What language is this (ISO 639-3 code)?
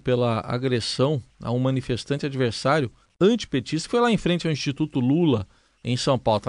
por